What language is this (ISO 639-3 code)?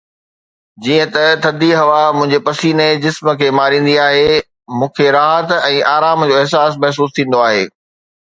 snd